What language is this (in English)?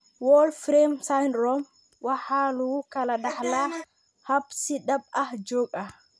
Somali